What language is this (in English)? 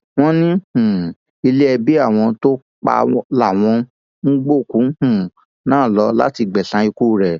Yoruba